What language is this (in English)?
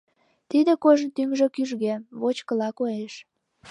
Mari